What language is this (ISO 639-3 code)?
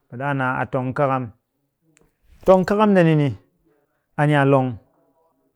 cky